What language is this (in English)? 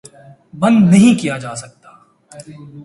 Urdu